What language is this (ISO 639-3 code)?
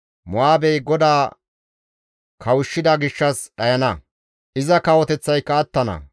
gmv